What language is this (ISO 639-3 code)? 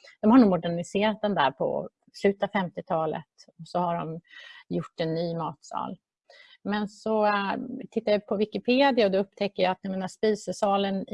swe